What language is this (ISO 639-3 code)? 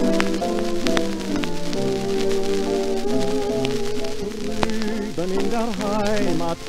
ara